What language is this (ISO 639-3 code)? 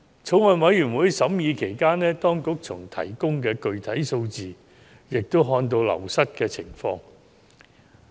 yue